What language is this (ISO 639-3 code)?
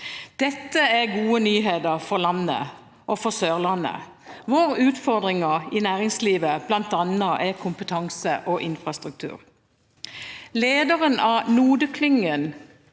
nor